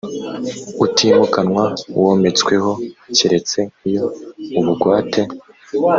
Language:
Kinyarwanda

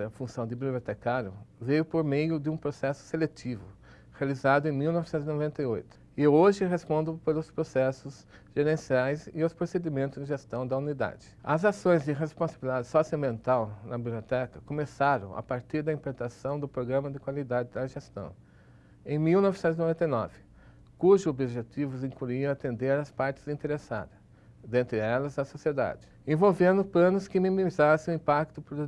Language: Portuguese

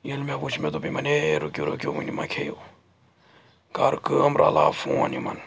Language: Kashmiri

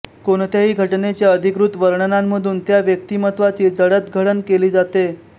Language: Marathi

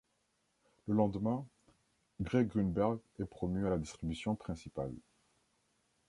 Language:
French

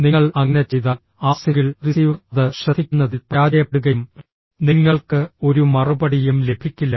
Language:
Malayalam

